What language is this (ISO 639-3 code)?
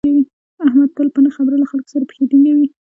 pus